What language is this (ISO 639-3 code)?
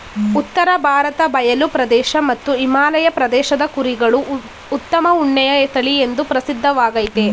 kan